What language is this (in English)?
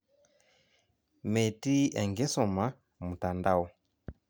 Masai